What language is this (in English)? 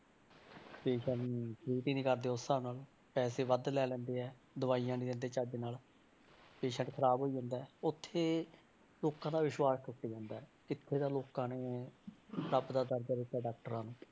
Punjabi